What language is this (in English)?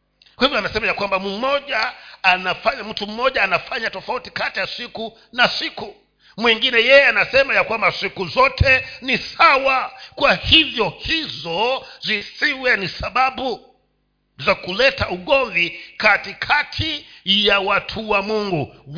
Swahili